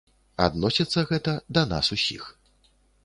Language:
Belarusian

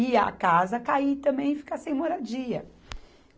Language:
Portuguese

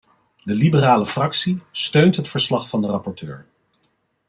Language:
Dutch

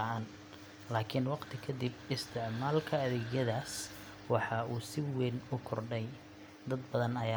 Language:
Somali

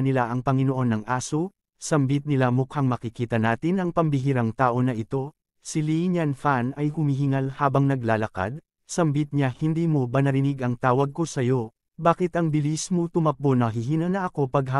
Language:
Filipino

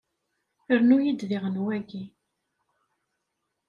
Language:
Kabyle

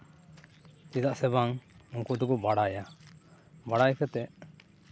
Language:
Santali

